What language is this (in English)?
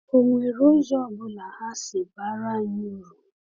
Igbo